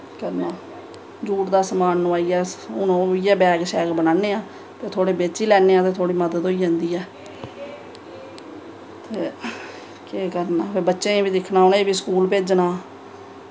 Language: Dogri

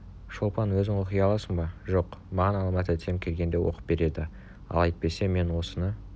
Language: Kazakh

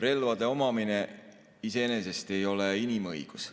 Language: Estonian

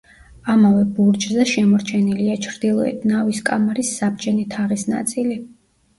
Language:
Georgian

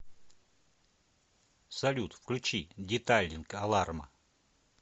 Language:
Russian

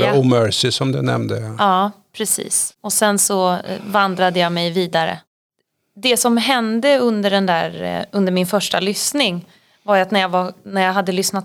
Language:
Swedish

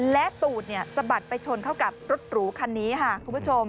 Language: Thai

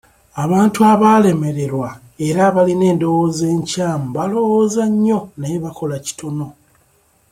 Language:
Ganda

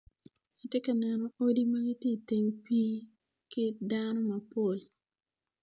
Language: Acoli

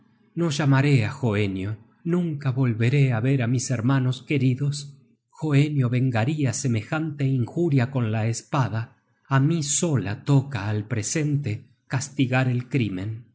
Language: Spanish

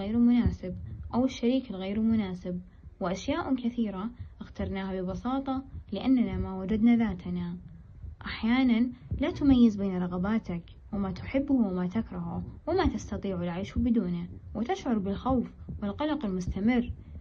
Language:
Arabic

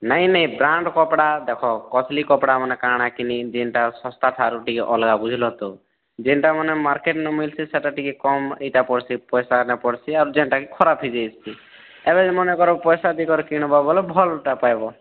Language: Odia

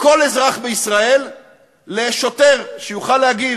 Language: Hebrew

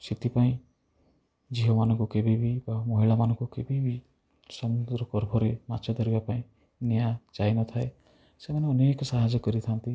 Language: Odia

